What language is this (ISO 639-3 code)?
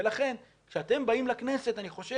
heb